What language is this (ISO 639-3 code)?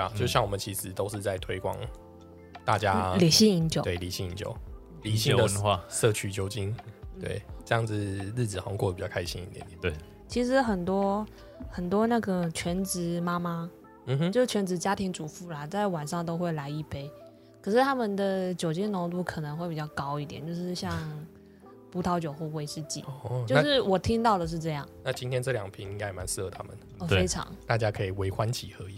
zho